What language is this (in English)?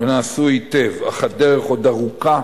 Hebrew